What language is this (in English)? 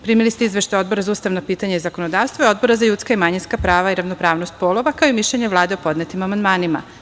Serbian